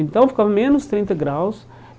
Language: Portuguese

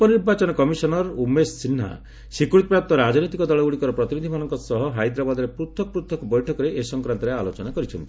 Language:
Odia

